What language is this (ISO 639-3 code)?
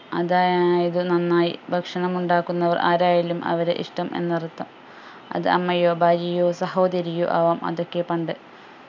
mal